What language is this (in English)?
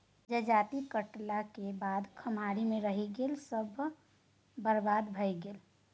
Maithili